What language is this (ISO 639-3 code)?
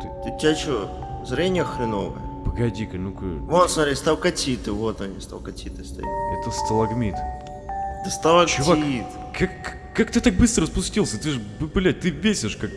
rus